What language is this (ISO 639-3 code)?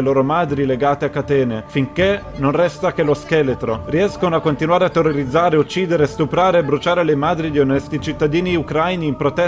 ita